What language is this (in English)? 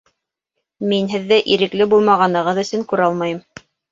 Bashkir